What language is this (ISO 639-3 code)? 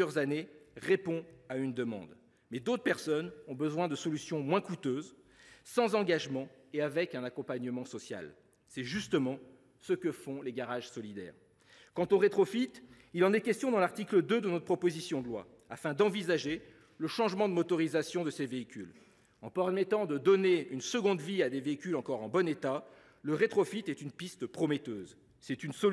fra